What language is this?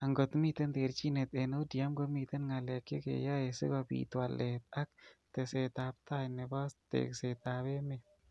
Kalenjin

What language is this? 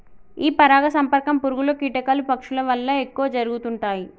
Telugu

